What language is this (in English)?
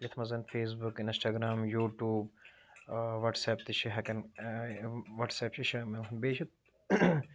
Kashmiri